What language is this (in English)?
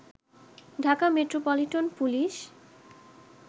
Bangla